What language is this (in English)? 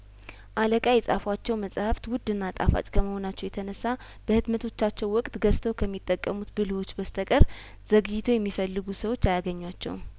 Amharic